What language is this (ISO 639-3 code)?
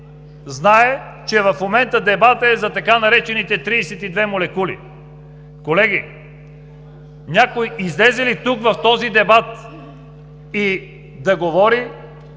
bul